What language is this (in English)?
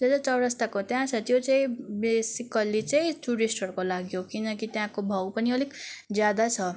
Nepali